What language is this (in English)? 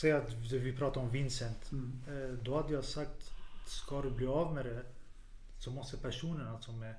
Swedish